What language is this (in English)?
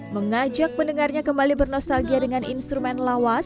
Indonesian